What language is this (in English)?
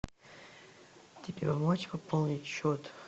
Russian